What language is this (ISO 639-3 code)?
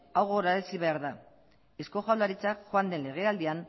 eus